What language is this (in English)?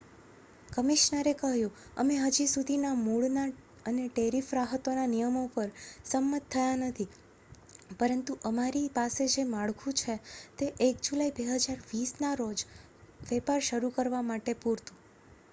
Gujarati